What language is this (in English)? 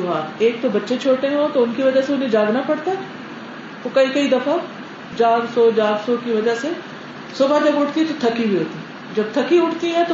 Urdu